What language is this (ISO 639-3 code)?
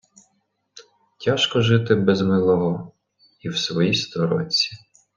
ukr